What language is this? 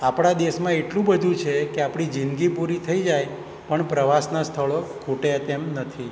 Gujarati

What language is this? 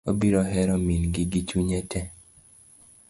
Luo (Kenya and Tanzania)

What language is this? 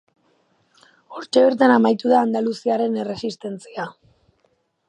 Basque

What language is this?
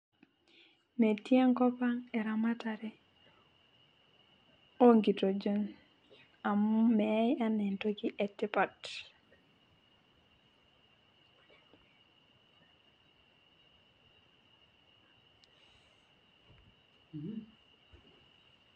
Masai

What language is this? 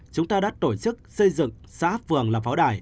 Vietnamese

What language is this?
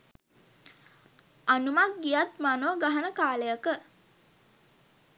Sinhala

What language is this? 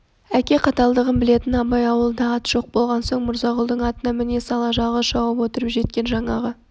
Kazakh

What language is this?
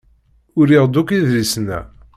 Kabyle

